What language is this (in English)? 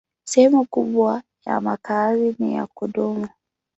Swahili